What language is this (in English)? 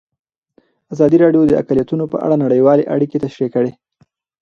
Pashto